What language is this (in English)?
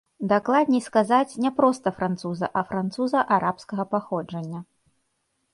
Belarusian